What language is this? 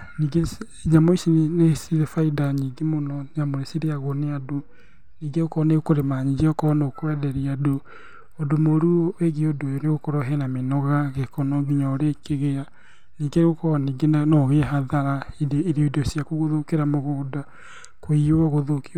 Kikuyu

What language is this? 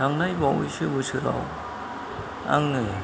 Bodo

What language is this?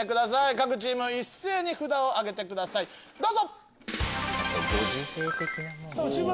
Japanese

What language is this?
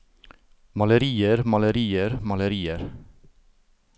Norwegian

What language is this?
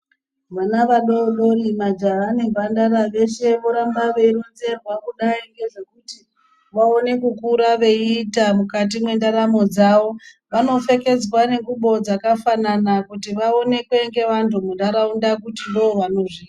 Ndau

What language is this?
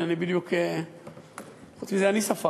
Hebrew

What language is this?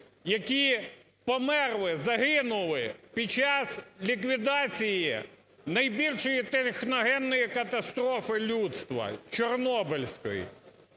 Ukrainian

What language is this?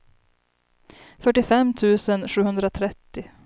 Swedish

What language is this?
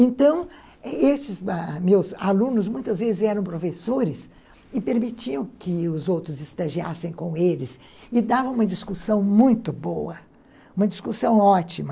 Portuguese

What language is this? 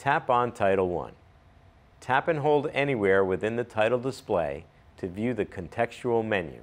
English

